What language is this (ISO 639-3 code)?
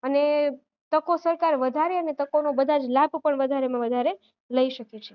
guj